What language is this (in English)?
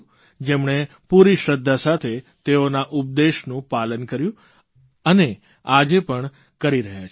Gujarati